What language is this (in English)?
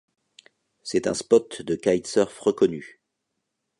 French